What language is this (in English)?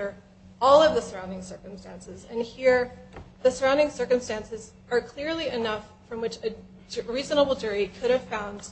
English